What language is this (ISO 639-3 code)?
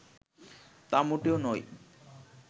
ben